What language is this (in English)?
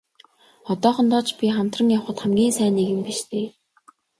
Mongolian